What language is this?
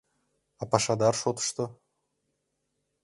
Mari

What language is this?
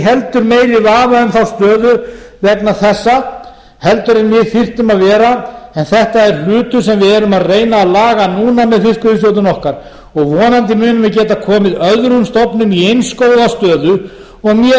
Icelandic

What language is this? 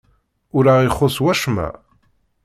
Kabyle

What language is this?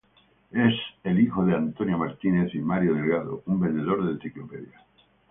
Spanish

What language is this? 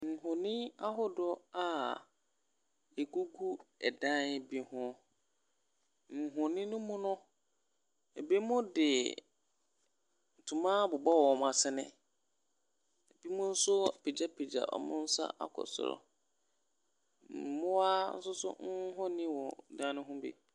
Akan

